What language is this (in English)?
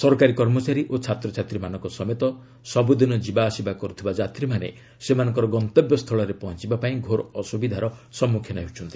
Odia